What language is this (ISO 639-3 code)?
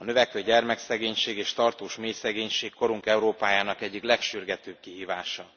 hun